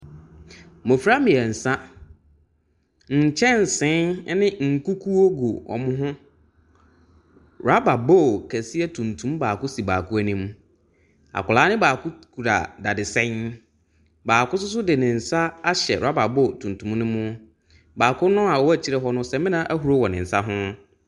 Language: Akan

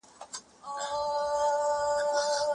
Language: Pashto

